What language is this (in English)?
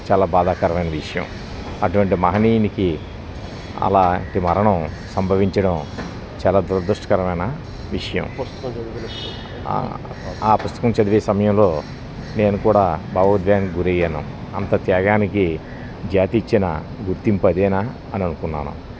Telugu